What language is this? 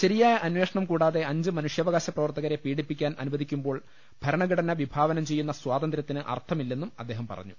Malayalam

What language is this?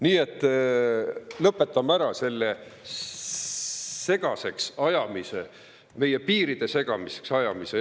Estonian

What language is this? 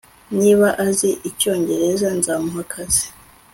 Kinyarwanda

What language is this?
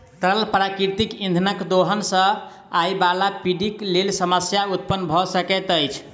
Maithili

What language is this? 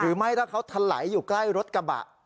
Thai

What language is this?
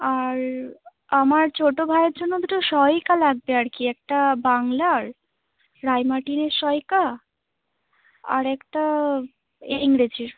Bangla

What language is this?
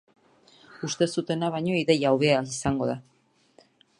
Basque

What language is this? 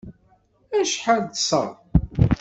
Kabyle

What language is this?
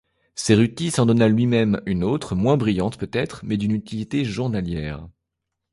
French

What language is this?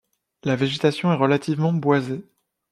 French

